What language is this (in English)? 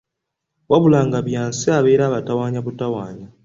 Ganda